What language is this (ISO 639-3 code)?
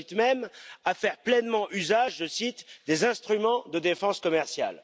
fra